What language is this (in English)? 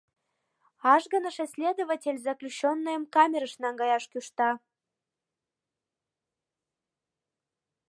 Mari